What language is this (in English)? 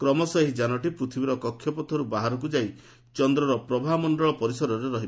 Odia